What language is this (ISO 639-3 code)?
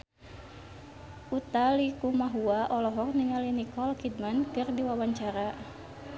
sun